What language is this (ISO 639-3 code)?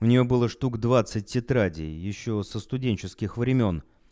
rus